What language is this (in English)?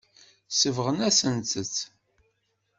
Kabyle